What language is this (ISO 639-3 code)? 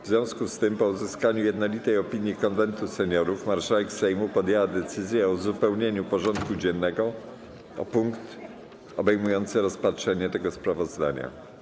pol